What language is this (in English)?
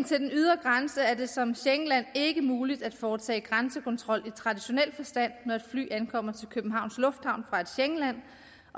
Danish